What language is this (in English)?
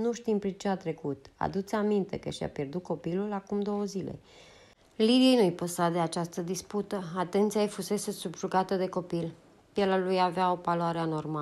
Romanian